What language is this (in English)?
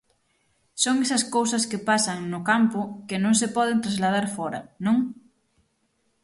Galician